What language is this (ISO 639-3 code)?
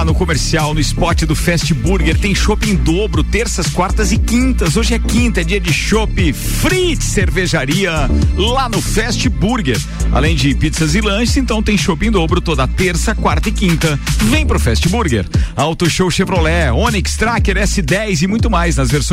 por